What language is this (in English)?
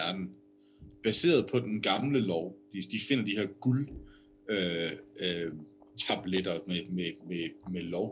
Danish